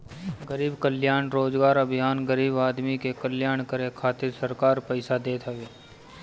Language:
Bhojpuri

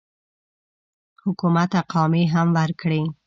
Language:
Pashto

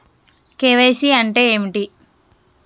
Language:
Telugu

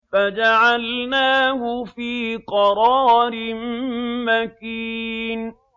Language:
Arabic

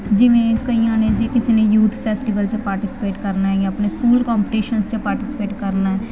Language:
Punjabi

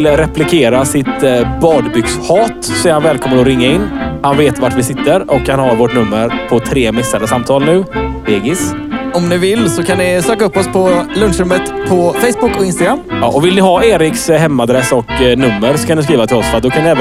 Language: Swedish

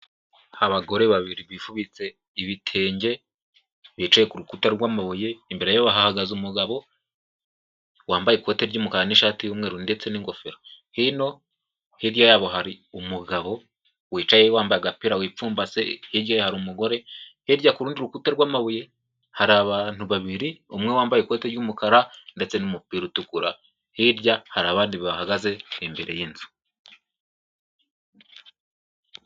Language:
Kinyarwanda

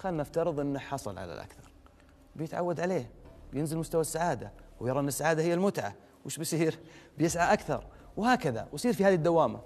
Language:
Arabic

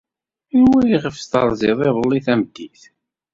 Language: Kabyle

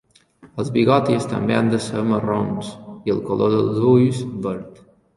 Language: Catalan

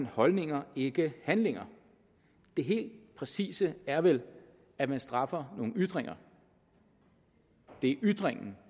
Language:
Danish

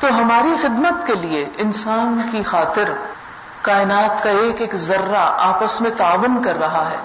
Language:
Urdu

